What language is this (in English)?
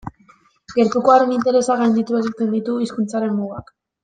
Basque